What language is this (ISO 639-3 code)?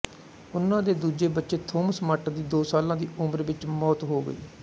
pan